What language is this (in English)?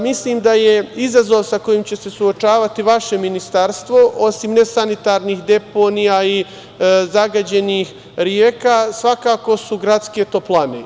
Serbian